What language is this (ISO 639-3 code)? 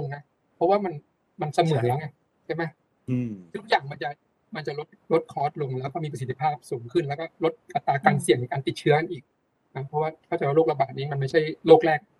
tha